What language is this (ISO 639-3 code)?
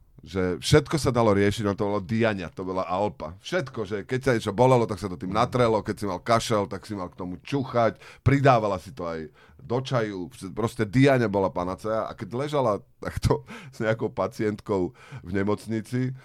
slk